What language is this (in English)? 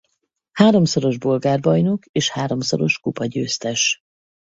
Hungarian